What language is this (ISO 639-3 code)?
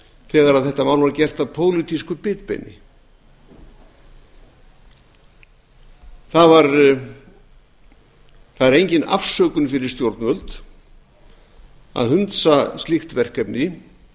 isl